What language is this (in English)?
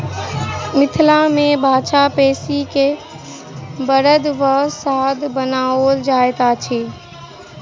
Maithili